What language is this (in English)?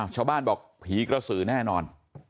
Thai